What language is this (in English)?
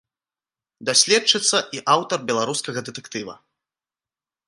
Belarusian